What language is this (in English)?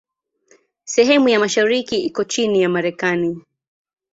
Swahili